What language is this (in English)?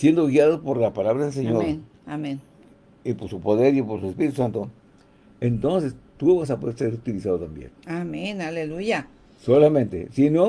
Spanish